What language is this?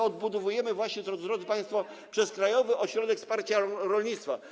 Polish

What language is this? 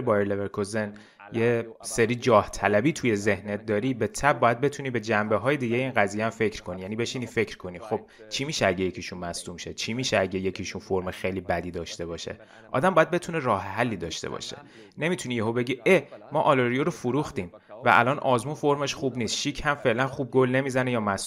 Persian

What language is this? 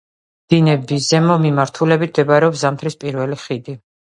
Georgian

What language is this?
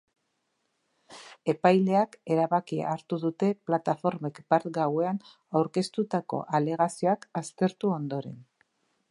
Basque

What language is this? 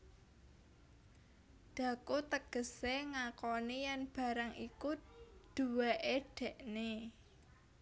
Javanese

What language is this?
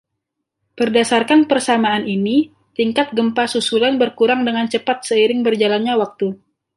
Indonesian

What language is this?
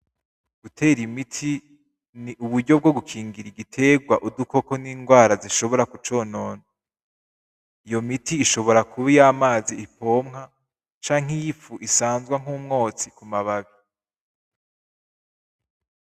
Rundi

